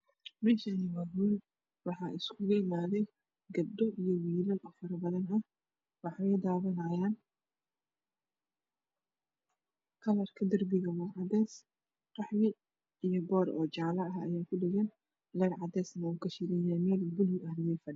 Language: Somali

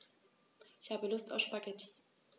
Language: German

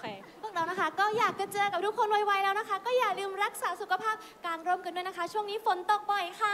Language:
Thai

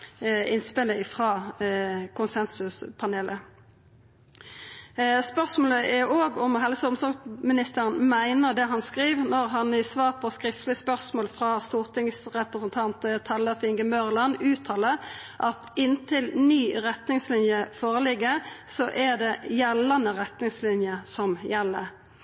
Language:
Norwegian Nynorsk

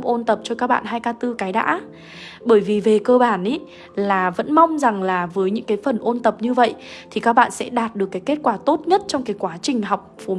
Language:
Vietnamese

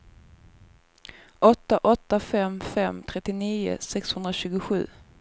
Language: Swedish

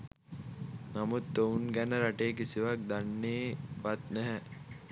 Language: Sinhala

